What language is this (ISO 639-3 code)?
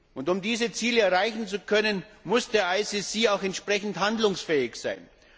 deu